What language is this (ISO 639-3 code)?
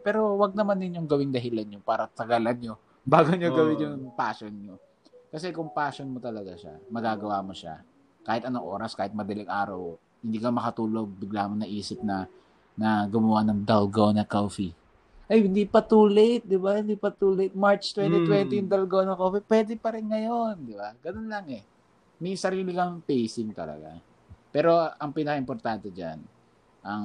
fil